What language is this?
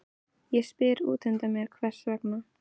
Icelandic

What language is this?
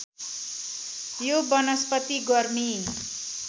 Nepali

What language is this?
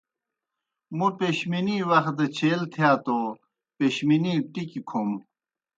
Kohistani Shina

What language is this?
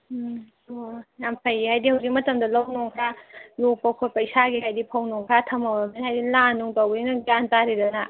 Manipuri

